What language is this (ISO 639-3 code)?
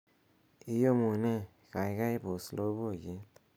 kln